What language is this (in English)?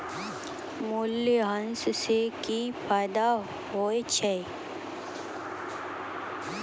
Maithili